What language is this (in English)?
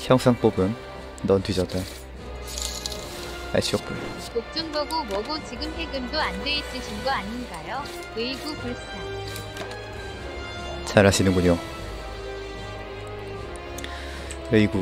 Korean